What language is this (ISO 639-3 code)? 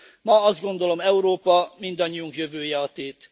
hun